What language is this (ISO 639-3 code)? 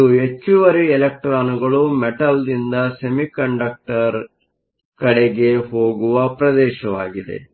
kan